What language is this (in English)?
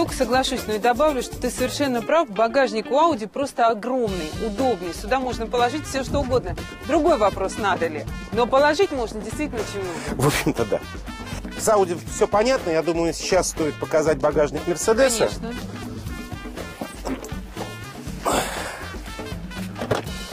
Russian